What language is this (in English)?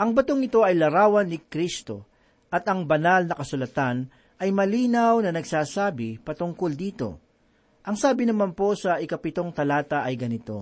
Filipino